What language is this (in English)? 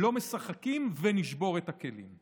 Hebrew